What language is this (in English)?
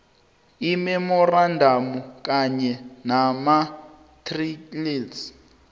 South Ndebele